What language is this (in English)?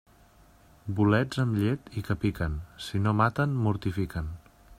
Catalan